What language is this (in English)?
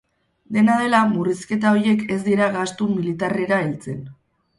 Basque